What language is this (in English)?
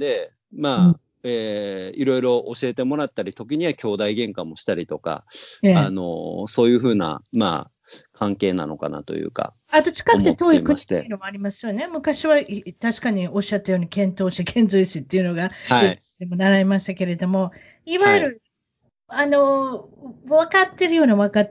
Japanese